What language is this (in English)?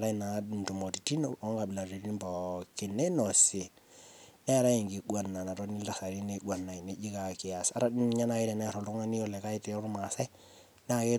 Masai